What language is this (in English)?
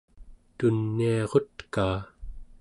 Central Yupik